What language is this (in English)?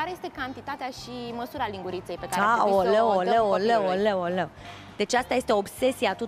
Romanian